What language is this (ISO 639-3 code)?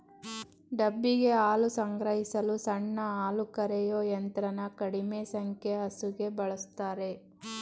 kan